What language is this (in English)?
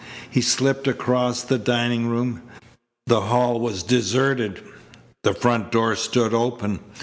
English